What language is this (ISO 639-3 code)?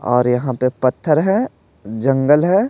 hin